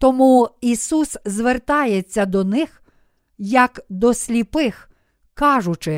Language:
Ukrainian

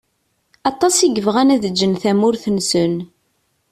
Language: Kabyle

